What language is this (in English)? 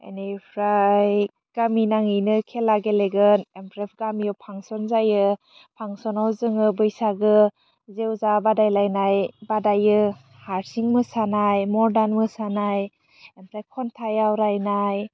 Bodo